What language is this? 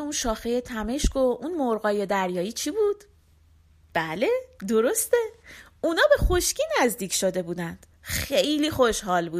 Persian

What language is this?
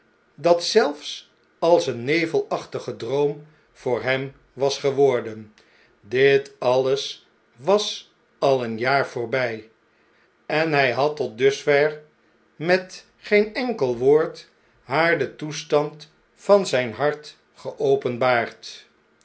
Dutch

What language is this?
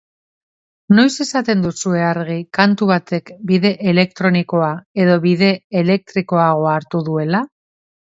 Basque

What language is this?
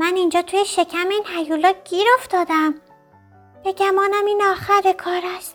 Persian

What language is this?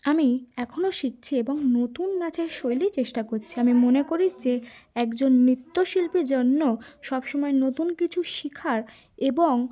Bangla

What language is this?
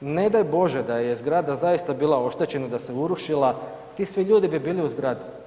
Croatian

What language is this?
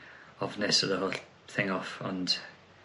Welsh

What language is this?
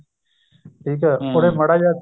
Punjabi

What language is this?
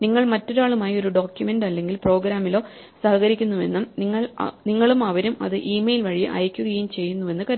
Malayalam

